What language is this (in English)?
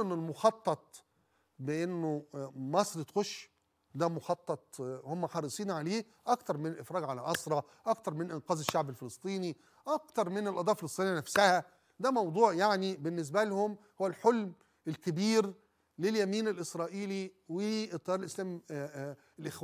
Arabic